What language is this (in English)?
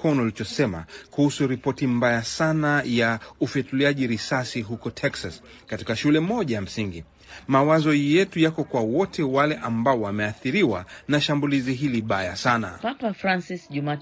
Swahili